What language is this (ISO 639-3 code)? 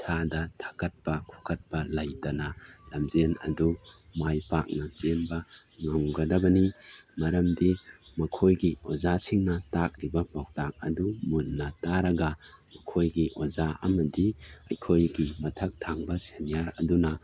mni